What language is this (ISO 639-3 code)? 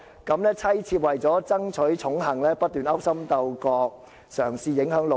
yue